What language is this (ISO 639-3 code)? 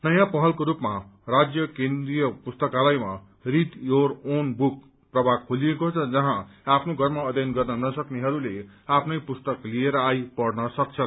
nep